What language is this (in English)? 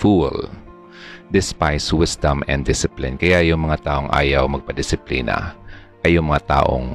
Filipino